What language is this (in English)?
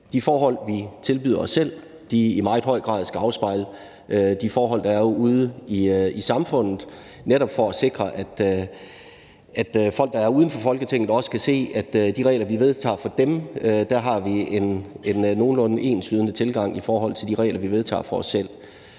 Danish